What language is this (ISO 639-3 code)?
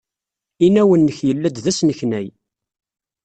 kab